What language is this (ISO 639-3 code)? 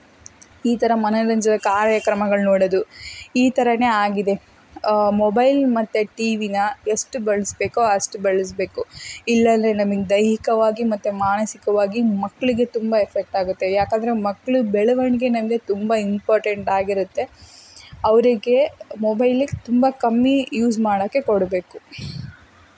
kan